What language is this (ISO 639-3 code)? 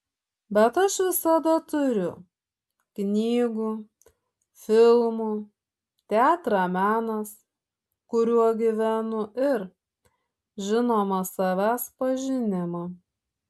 lit